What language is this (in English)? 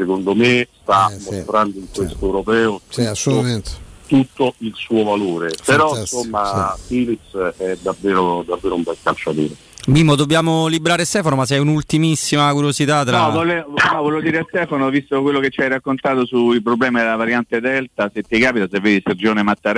Italian